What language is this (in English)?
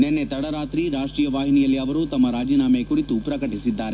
Kannada